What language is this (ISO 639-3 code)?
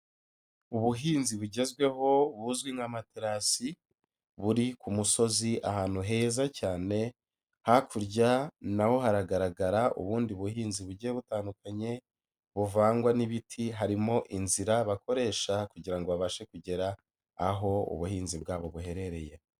kin